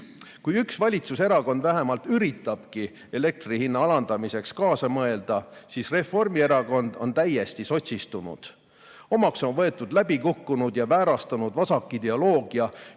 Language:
Estonian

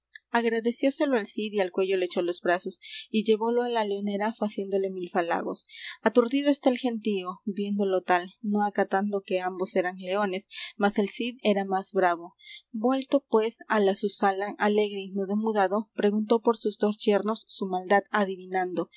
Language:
Spanish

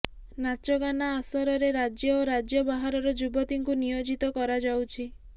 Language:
Odia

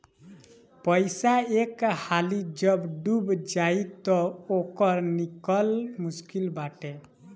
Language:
Bhojpuri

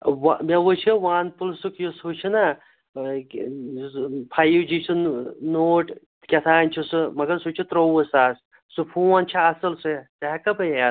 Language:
Kashmiri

